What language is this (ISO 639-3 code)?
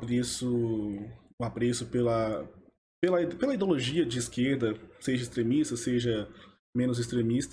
por